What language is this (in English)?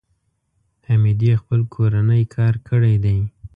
Pashto